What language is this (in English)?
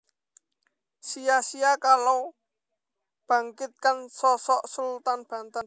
Javanese